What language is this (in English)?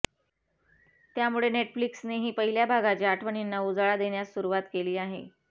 Marathi